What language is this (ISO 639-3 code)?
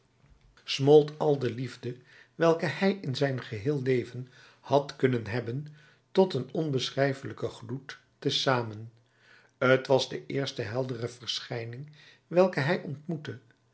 nld